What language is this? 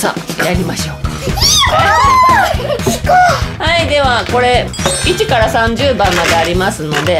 Japanese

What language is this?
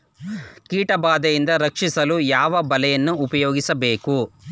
Kannada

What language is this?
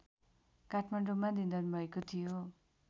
Nepali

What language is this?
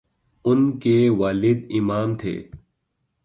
Urdu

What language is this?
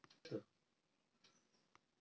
Telugu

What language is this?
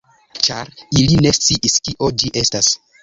Esperanto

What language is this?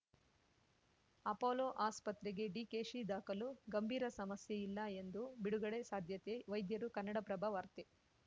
Kannada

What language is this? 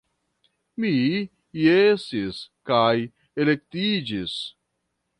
Esperanto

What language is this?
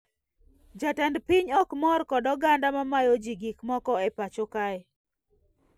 Luo (Kenya and Tanzania)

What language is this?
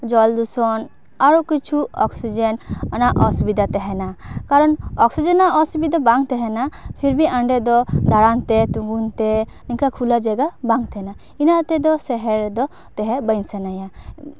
Santali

